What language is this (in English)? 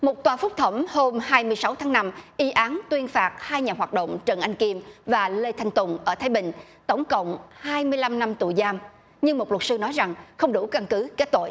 Vietnamese